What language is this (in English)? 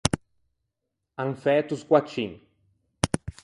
Ligurian